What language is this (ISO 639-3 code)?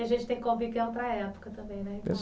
por